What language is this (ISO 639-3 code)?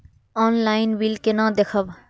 mai